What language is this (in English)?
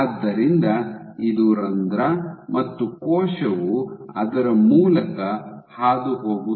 Kannada